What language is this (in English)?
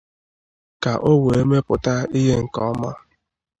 Igbo